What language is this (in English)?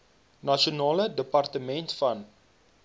Afrikaans